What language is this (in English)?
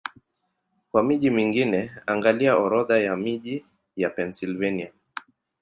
Swahili